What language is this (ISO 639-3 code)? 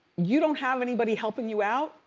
eng